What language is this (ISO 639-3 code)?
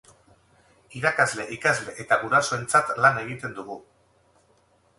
eus